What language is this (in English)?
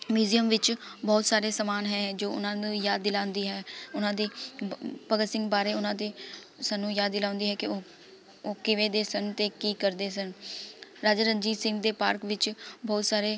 Punjabi